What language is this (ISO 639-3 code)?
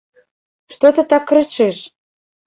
bel